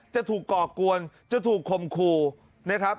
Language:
Thai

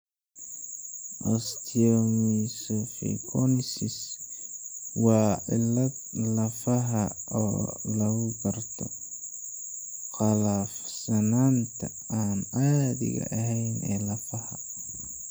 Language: Somali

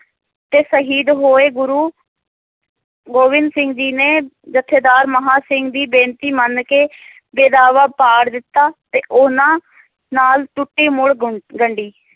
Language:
Punjabi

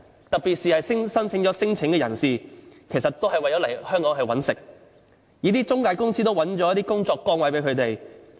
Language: Cantonese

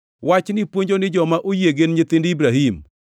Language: Luo (Kenya and Tanzania)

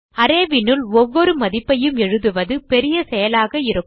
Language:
Tamil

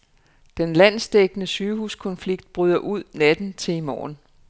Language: Danish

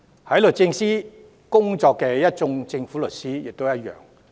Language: Cantonese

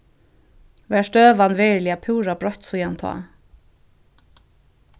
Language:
Faroese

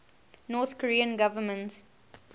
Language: English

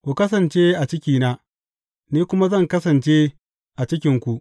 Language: Hausa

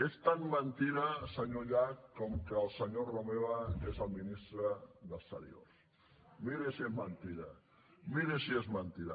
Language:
Catalan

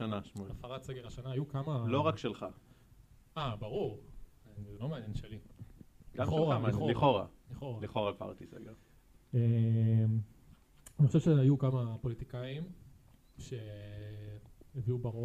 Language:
Hebrew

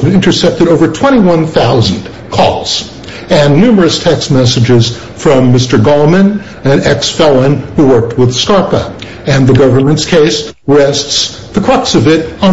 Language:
English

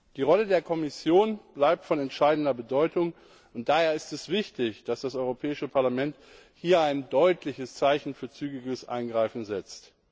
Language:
German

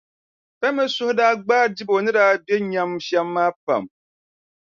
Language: Dagbani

